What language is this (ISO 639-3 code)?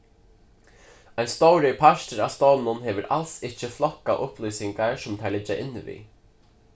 fao